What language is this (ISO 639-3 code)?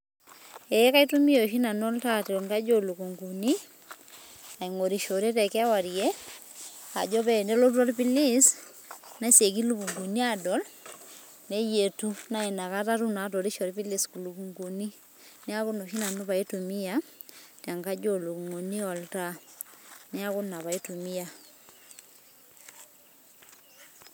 mas